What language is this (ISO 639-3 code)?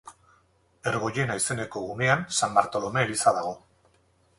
eus